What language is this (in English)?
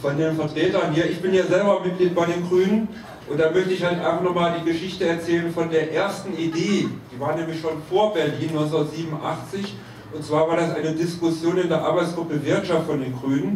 German